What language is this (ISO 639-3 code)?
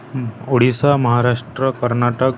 ori